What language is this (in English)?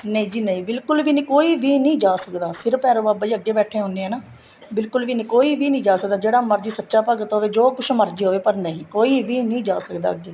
Punjabi